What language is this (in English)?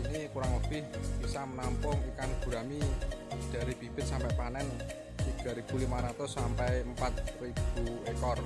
Indonesian